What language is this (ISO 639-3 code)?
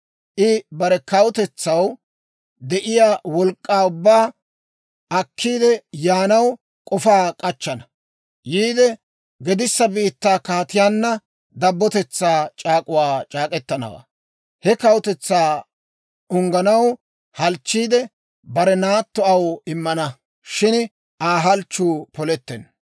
dwr